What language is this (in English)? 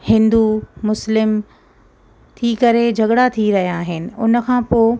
Sindhi